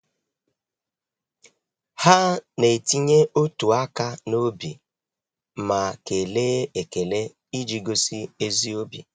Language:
Igbo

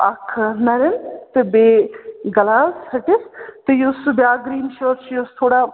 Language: Kashmiri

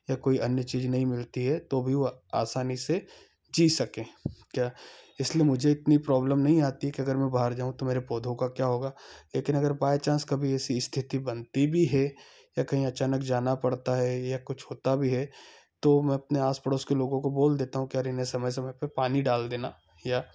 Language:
Hindi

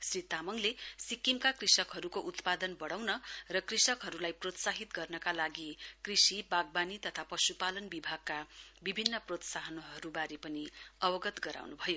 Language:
Nepali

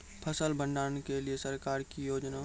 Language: Maithili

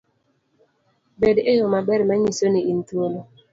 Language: Luo (Kenya and Tanzania)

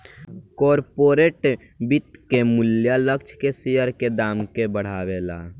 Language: Bhojpuri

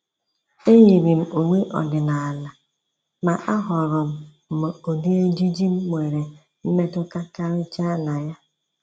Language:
Igbo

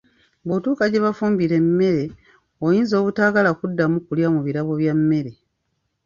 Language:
Ganda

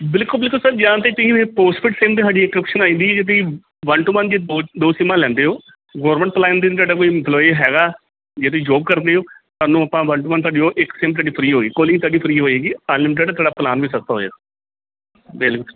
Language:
Punjabi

